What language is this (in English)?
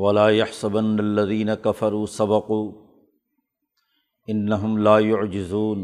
Urdu